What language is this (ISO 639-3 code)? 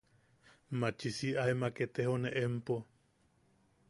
yaq